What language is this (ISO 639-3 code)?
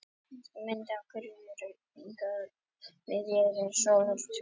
isl